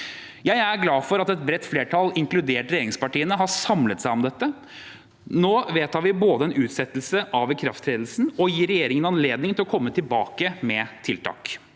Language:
Norwegian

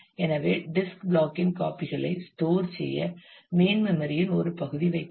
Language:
Tamil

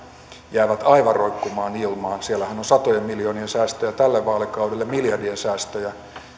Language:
Finnish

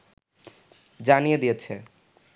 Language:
Bangla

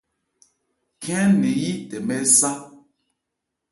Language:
Ebrié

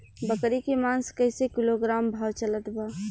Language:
Bhojpuri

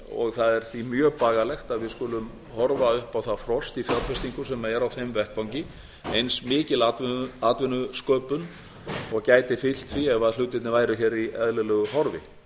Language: Icelandic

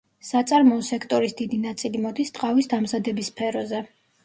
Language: Georgian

